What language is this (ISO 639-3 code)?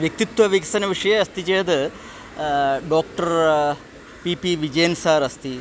san